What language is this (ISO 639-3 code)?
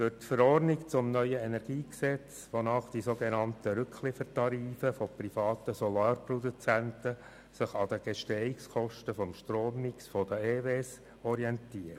gsw